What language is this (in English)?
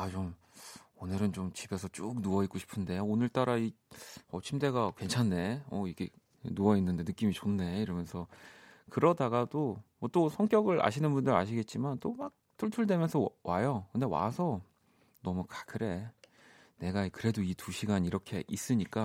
Korean